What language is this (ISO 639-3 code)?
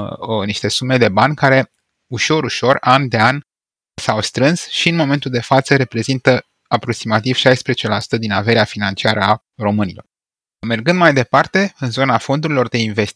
ron